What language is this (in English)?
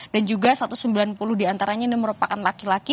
Indonesian